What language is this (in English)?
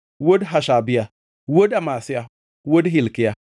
Luo (Kenya and Tanzania)